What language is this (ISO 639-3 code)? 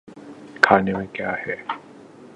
urd